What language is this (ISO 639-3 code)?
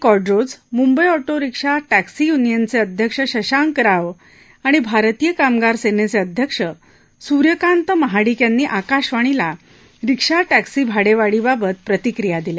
mar